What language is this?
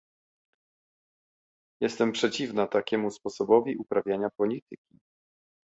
Polish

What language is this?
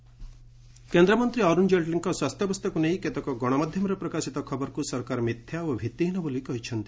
Odia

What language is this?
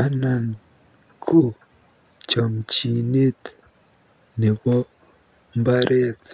Kalenjin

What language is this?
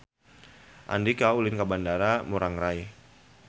Sundanese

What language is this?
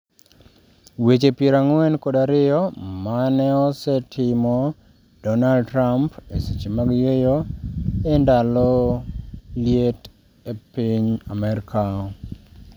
Luo (Kenya and Tanzania)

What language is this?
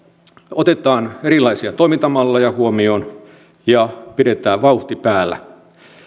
Finnish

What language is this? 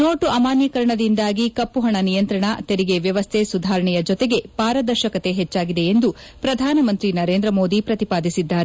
Kannada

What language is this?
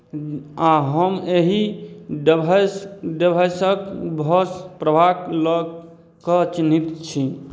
Maithili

